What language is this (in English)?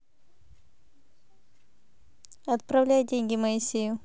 Russian